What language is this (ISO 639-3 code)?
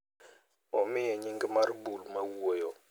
luo